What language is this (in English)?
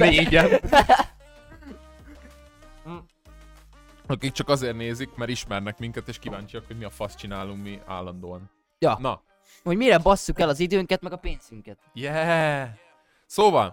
Hungarian